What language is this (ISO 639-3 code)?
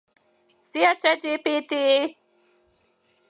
hun